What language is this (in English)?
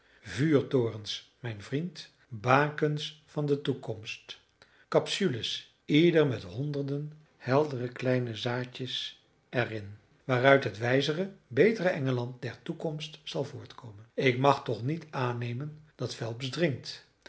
Dutch